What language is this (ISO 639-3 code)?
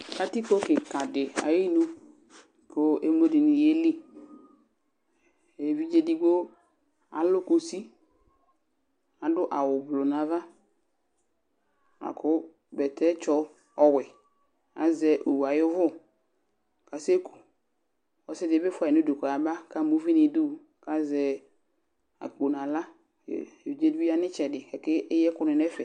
kpo